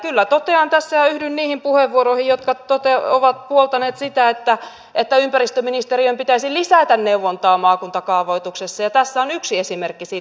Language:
Finnish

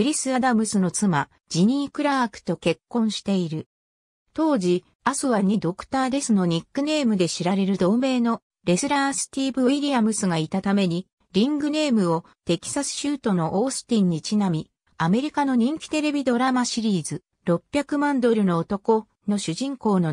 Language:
Japanese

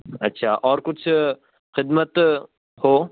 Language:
Urdu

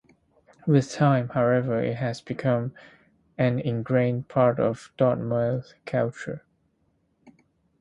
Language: English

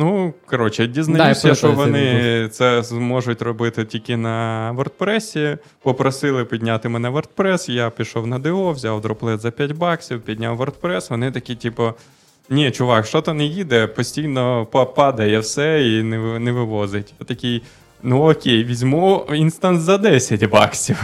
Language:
Ukrainian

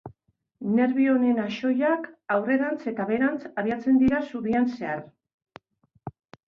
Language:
Basque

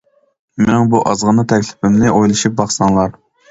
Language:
Uyghur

